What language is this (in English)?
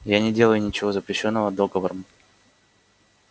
Russian